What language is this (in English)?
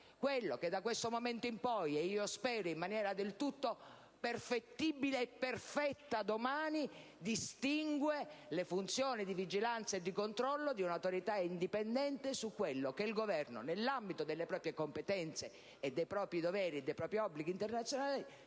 Italian